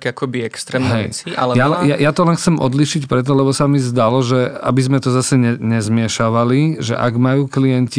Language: Slovak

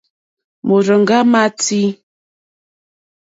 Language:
Mokpwe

